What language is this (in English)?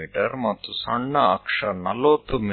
Kannada